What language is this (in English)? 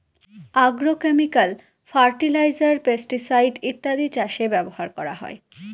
Bangla